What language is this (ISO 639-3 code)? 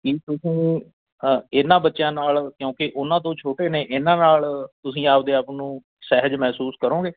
pan